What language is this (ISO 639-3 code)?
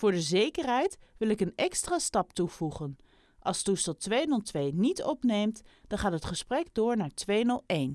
nld